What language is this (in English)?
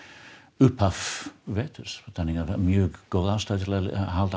Icelandic